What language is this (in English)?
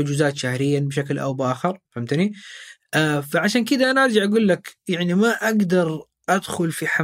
Arabic